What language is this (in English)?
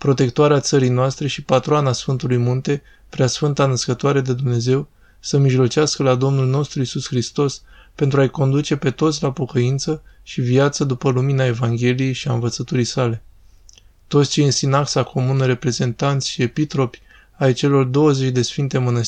Romanian